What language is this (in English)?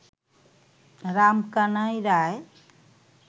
Bangla